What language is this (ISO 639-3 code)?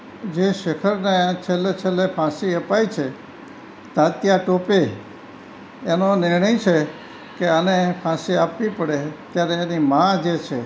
guj